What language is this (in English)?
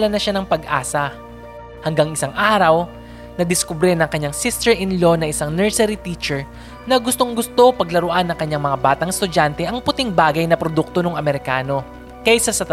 Filipino